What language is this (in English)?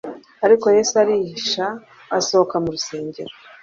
Kinyarwanda